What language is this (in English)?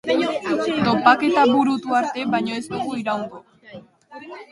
Basque